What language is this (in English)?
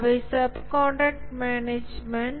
Tamil